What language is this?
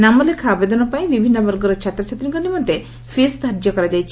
Odia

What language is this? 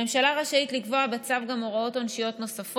Hebrew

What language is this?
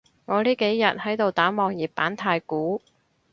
Cantonese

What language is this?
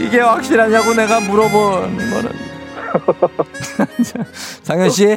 Korean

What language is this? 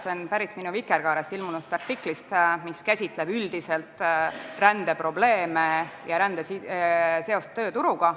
Estonian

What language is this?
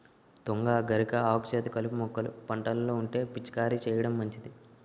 Telugu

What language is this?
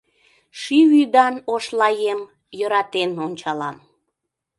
Mari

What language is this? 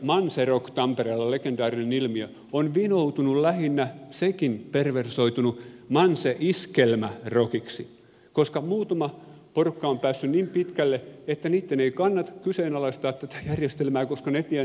Finnish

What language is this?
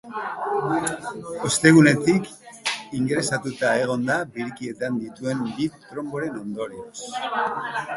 Basque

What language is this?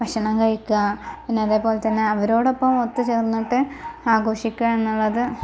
Malayalam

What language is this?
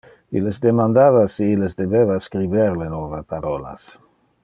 Interlingua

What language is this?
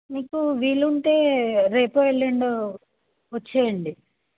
Telugu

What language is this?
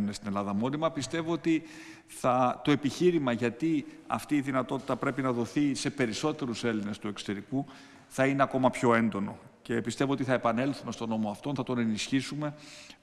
Greek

